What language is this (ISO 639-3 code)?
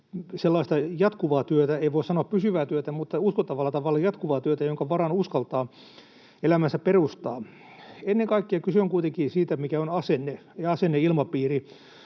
fin